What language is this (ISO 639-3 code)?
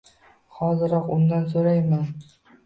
uzb